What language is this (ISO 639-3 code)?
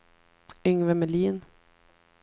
swe